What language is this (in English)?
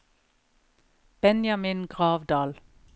Norwegian